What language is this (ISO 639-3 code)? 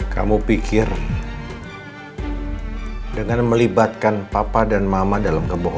ind